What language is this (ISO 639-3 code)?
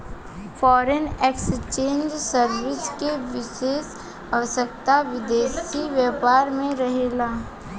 bho